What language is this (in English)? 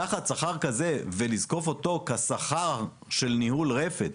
Hebrew